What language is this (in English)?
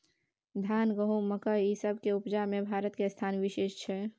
Maithili